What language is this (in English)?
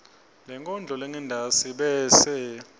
Swati